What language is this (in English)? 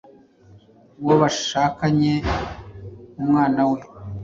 Kinyarwanda